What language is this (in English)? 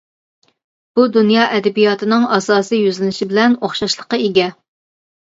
Uyghur